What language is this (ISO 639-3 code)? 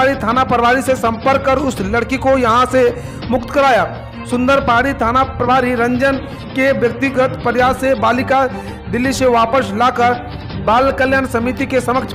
hin